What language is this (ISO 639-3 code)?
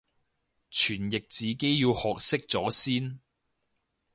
yue